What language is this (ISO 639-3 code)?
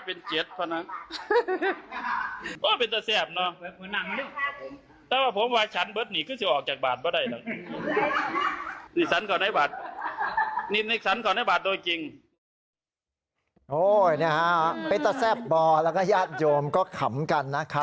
tha